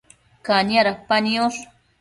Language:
Matsés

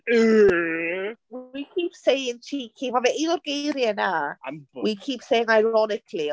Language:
Welsh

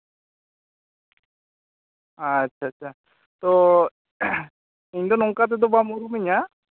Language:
Santali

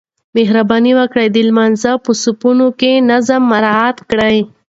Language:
Pashto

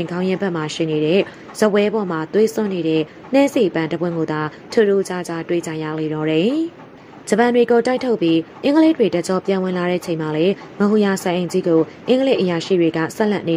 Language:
Thai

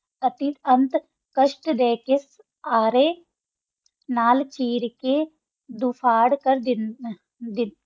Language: Punjabi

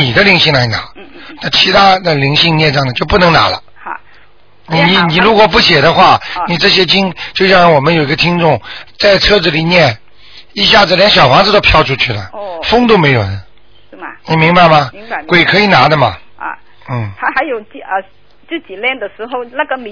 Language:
Chinese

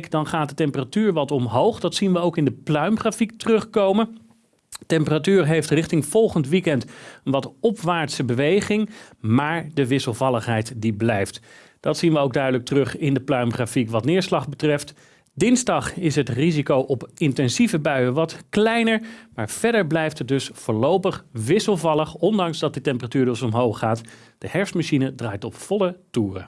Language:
Dutch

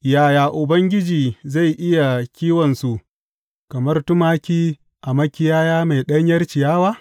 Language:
Hausa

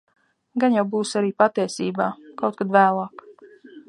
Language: Latvian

